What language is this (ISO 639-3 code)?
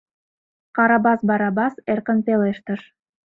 chm